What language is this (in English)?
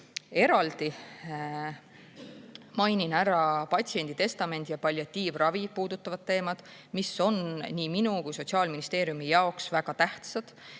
Estonian